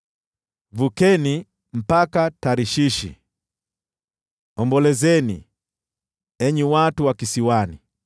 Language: Swahili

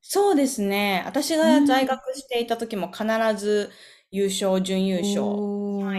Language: Japanese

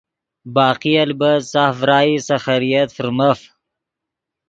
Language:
Yidgha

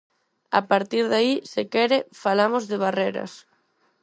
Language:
Galician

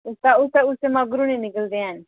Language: Dogri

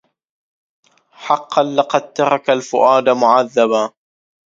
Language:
Arabic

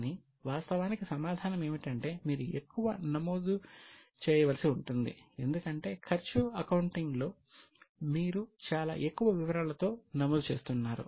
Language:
Telugu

